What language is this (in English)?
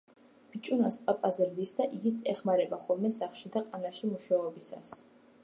Georgian